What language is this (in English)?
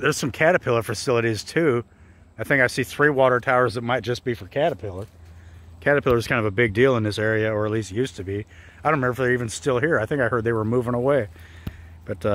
English